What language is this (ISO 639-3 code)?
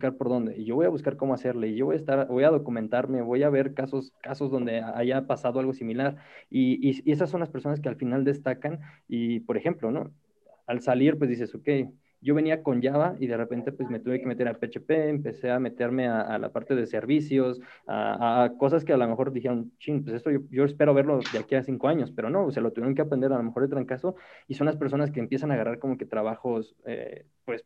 spa